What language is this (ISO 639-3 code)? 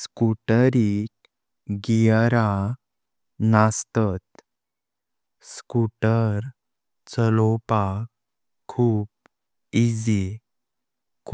kok